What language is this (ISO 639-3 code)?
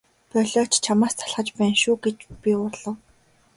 mon